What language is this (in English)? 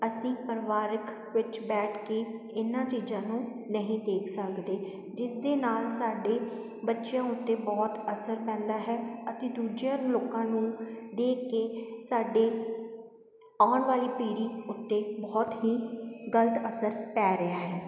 Punjabi